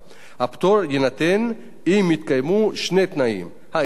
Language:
Hebrew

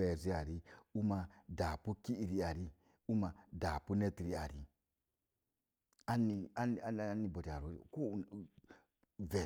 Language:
Mom Jango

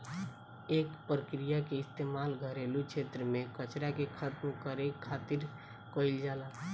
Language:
Bhojpuri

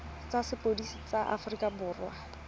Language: Tswana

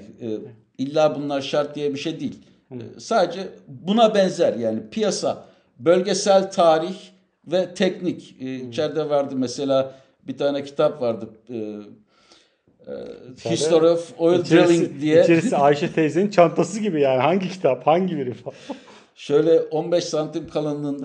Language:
Turkish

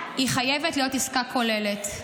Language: Hebrew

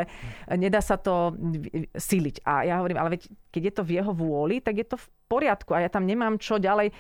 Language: Slovak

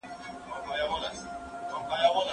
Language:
Pashto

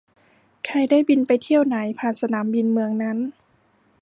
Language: Thai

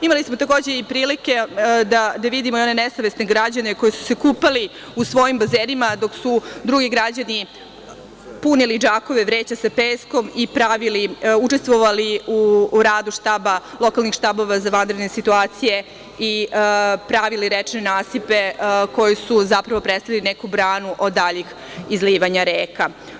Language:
Serbian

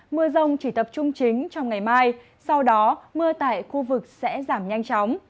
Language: Vietnamese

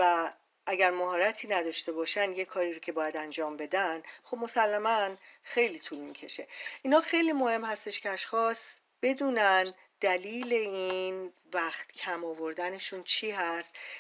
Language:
Persian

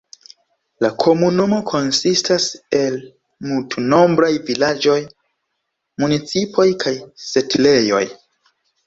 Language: Esperanto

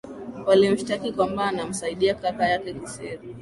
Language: Swahili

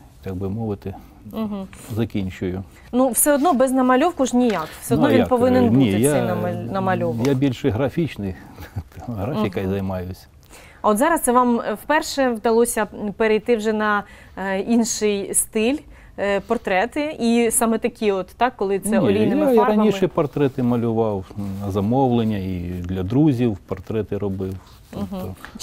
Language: Ukrainian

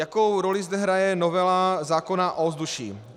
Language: Czech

